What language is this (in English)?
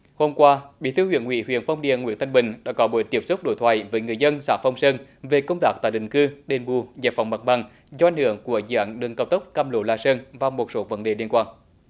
Vietnamese